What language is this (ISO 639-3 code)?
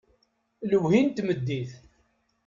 kab